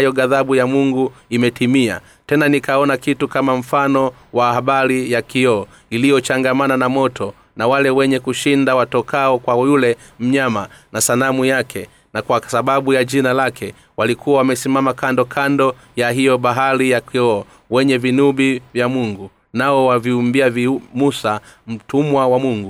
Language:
Swahili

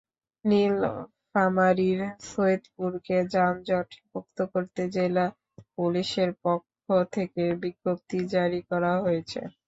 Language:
Bangla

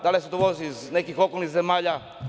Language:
Serbian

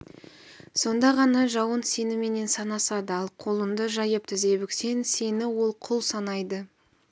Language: Kazakh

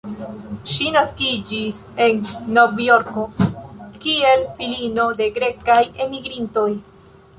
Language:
Esperanto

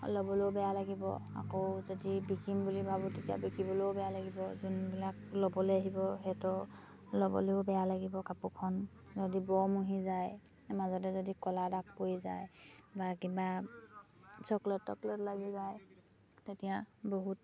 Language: Assamese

